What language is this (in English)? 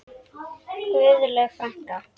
Icelandic